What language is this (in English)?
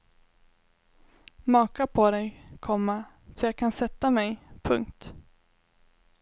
Swedish